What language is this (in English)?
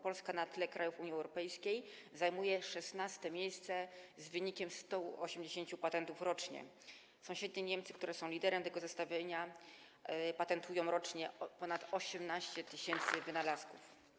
Polish